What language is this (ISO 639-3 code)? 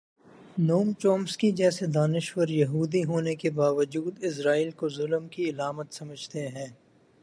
urd